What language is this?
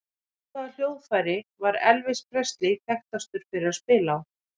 Icelandic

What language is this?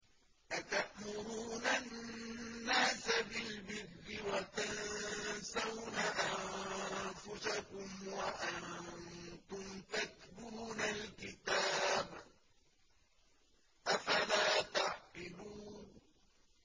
Arabic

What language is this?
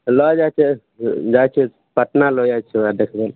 Maithili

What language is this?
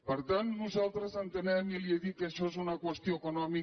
Catalan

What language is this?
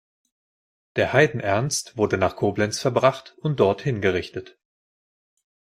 German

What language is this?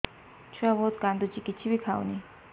Odia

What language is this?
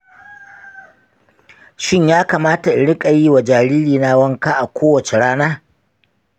Hausa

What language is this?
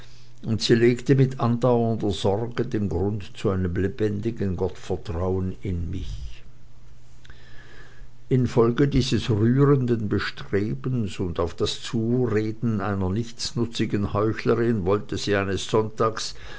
German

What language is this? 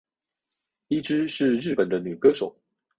Chinese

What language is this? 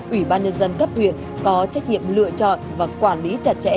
Vietnamese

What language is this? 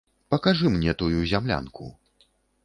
Belarusian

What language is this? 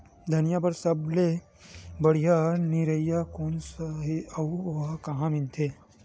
Chhattisgarhi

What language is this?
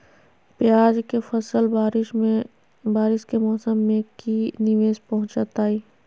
Magahi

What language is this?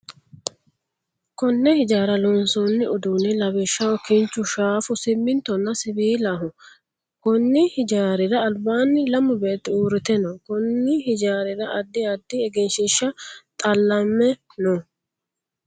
Sidamo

